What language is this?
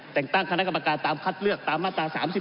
Thai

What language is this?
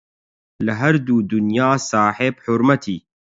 Central Kurdish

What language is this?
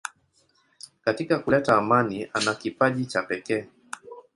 Swahili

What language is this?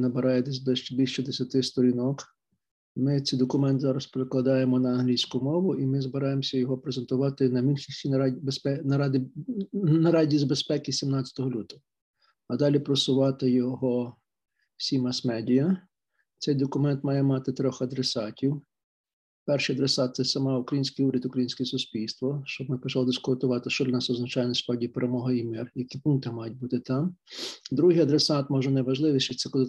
Ukrainian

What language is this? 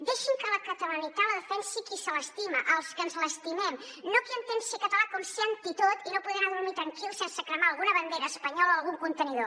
Catalan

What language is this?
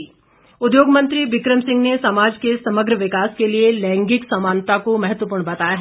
Hindi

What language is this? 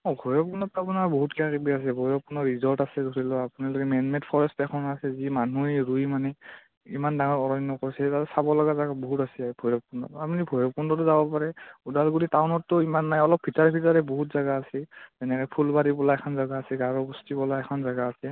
Assamese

